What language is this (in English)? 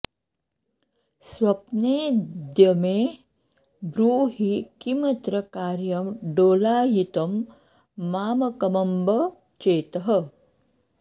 Sanskrit